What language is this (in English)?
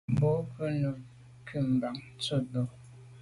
Medumba